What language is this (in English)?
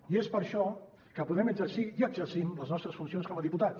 Catalan